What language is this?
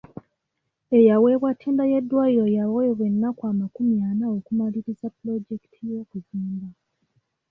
Ganda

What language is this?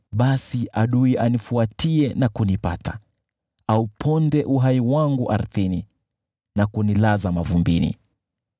Swahili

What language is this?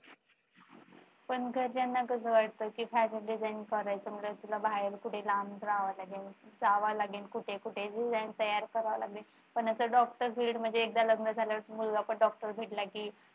Marathi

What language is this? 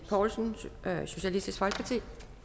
Danish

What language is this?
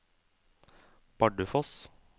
Norwegian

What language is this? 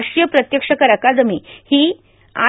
Marathi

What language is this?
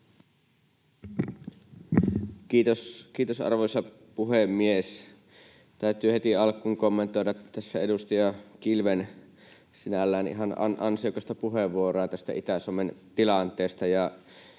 Finnish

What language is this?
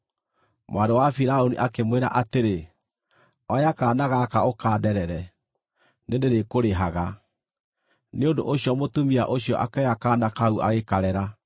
Kikuyu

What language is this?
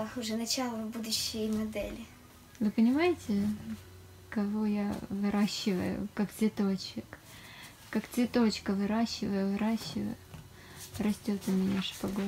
Russian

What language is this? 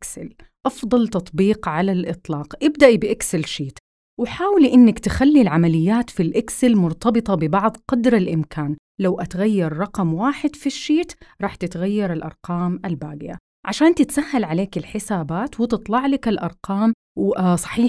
Arabic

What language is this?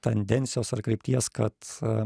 Lithuanian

